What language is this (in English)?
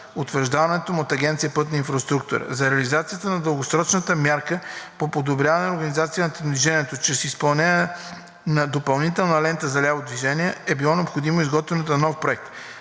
Bulgarian